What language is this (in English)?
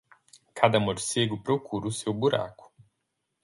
Portuguese